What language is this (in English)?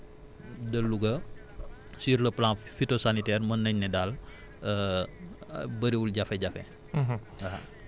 Wolof